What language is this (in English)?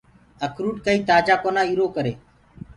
Gurgula